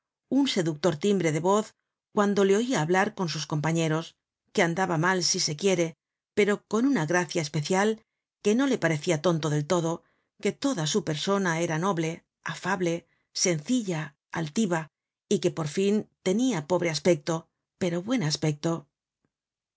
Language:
Spanish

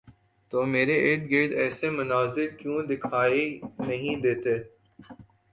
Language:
Urdu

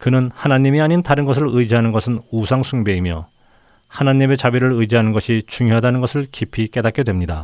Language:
Korean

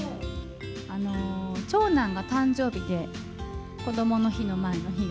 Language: Japanese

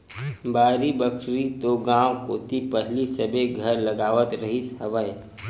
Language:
Chhattisgarhi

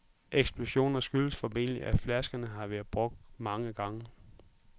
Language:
Danish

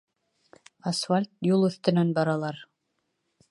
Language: Bashkir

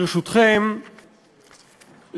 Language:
Hebrew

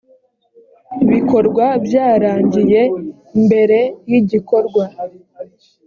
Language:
Kinyarwanda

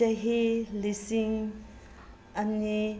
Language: Manipuri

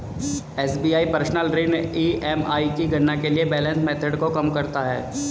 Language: Hindi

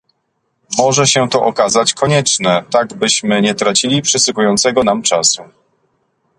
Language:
Polish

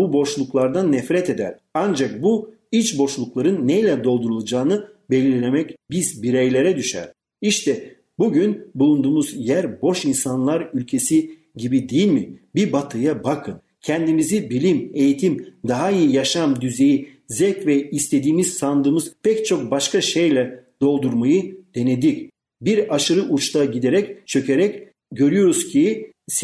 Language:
Turkish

